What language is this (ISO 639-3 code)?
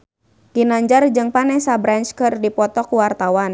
sun